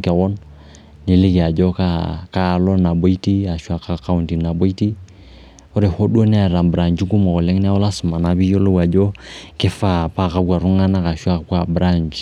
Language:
Masai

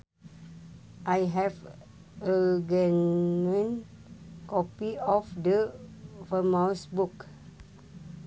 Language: Sundanese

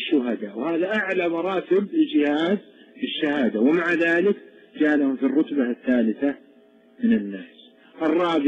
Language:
Arabic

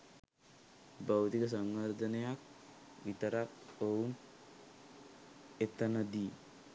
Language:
Sinhala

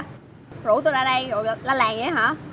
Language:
Vietnamese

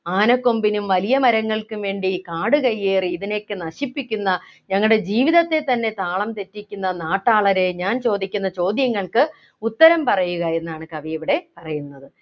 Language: Malayalam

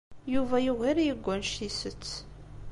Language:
Kabyle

